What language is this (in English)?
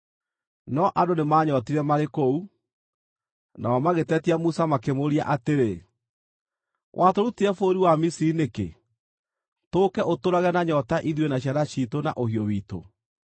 Kikuyu